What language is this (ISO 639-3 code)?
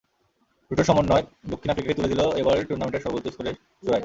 ben